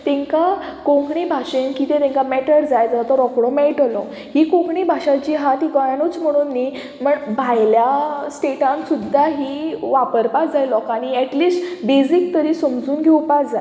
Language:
Konkani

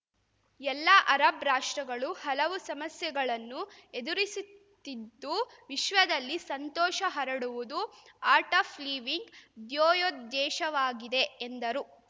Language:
Kannada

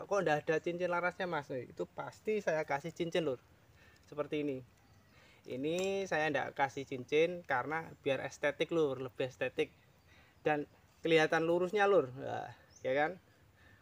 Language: Indonesian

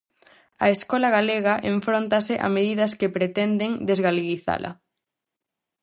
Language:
Galician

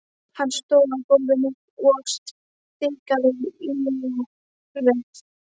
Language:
Icelandic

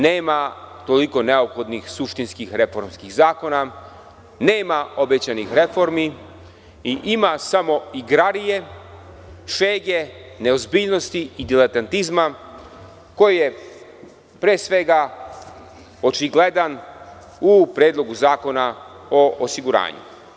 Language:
Serbian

